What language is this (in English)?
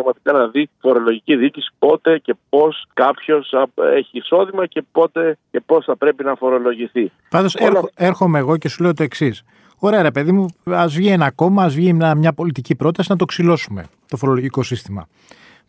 Greek